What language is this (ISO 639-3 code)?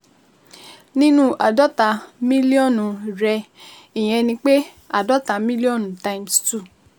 yor